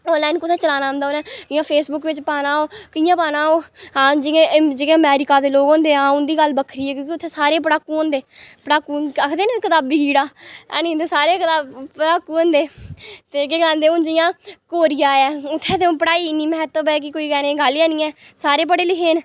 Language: Dogri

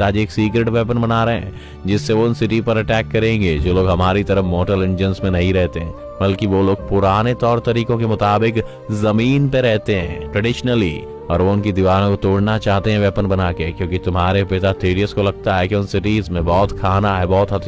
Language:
Hindi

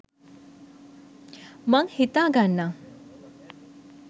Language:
Sinhala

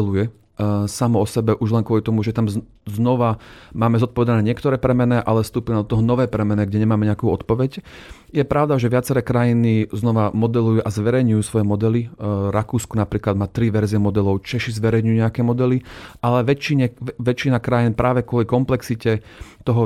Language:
Slovak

